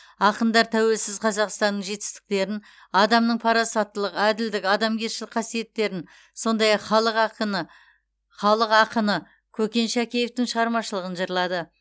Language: Kazakh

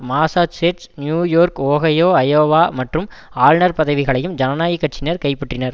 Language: Tamil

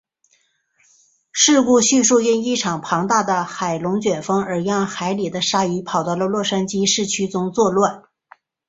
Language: Chinese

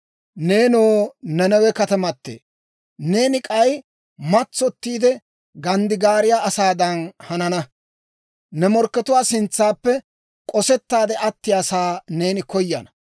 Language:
Dawro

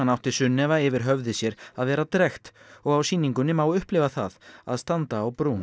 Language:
Icelandic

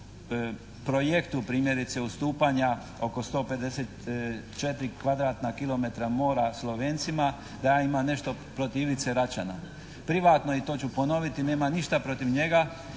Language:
Croatian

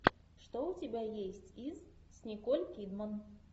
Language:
Russian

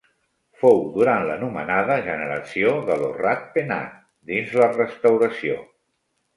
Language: Catalan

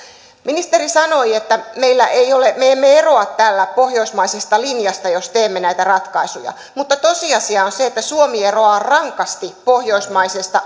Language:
Finnish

